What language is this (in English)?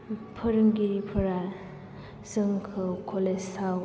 Bodo